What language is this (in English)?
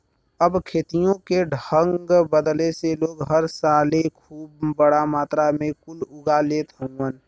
Bhojpuri